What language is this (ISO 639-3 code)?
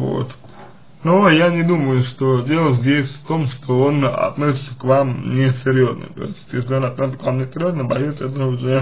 rus